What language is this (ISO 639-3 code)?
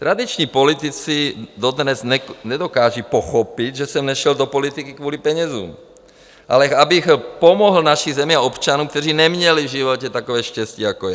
ces